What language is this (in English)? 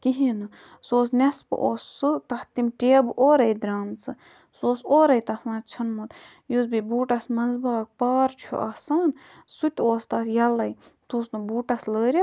Kashmiri